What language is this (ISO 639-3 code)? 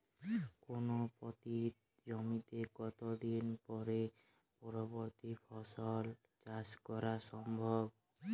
ben